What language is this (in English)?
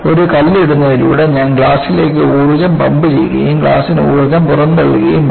Malayalam